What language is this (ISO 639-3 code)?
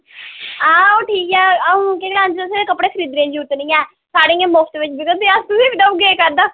doi